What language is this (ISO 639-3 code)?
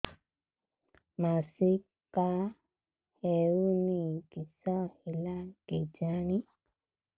ori